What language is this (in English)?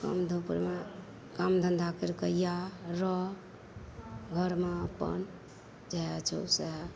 Maithili